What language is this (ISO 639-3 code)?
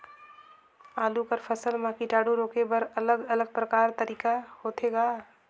hne